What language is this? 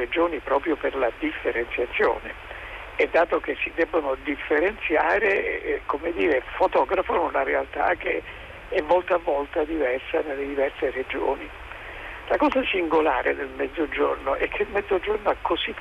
Italian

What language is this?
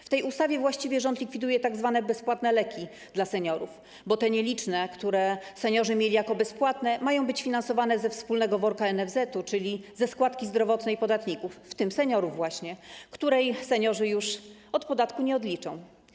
Polish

